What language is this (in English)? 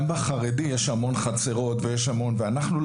Hebrew